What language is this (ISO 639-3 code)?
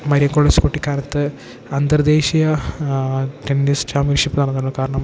mal